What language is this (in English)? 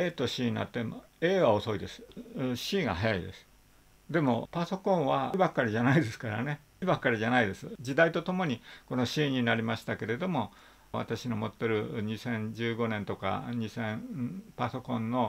Japanese